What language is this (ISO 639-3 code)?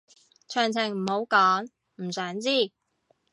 yue